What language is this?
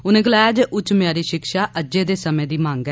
Dogri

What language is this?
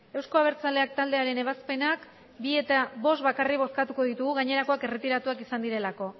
Basque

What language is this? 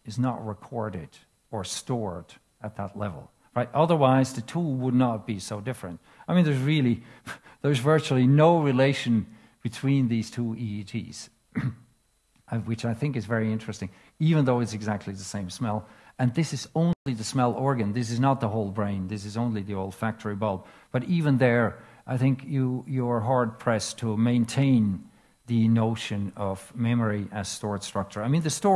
English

